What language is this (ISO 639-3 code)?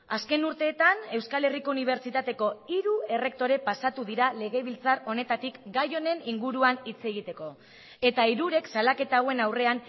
eus